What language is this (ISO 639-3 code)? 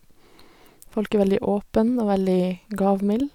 nor